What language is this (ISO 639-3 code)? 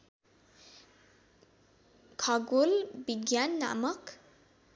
nep